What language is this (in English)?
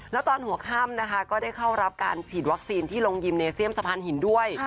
Thai